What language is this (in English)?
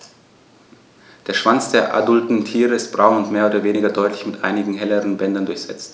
German